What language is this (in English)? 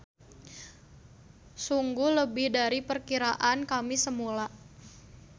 Sundanese